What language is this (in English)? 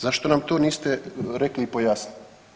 Croatian